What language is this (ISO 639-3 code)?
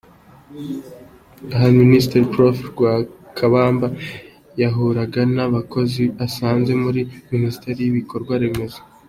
kin